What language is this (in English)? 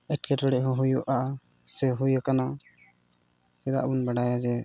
Santali